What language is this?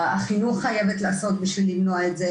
Hebrew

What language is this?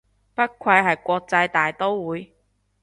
Cantonese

